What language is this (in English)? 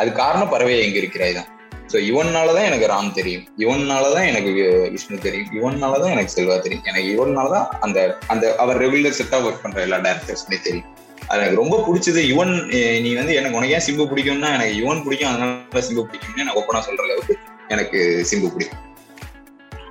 Tamil